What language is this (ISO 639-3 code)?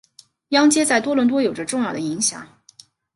zho